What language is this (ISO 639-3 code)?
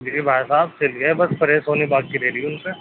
urd